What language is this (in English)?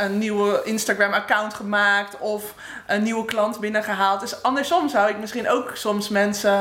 Dutch